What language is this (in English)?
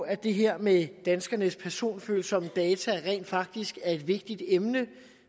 Danish